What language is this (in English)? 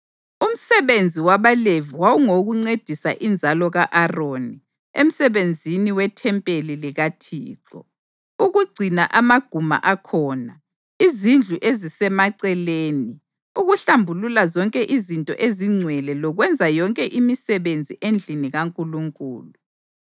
North Ndebele